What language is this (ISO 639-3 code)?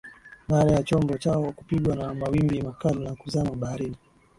swa